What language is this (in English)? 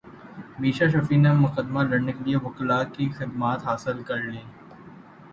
Urdu